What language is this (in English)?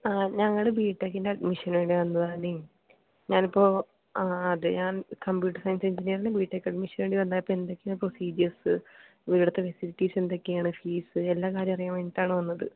Malayalam